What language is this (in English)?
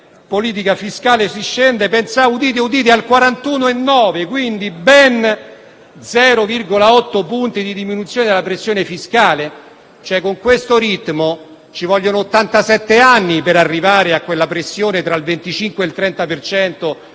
Italian